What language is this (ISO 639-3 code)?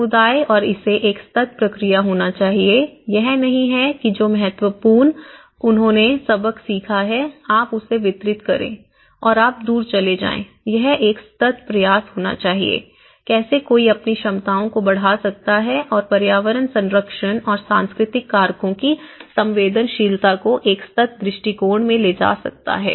hin